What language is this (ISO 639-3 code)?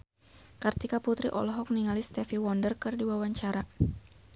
sun